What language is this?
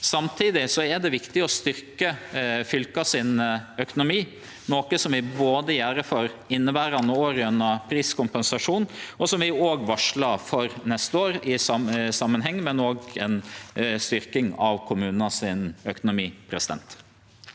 Norwegian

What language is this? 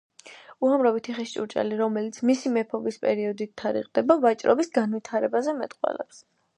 Georgian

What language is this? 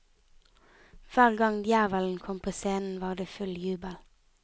Norwegian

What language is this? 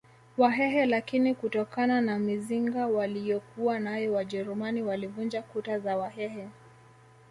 Swahili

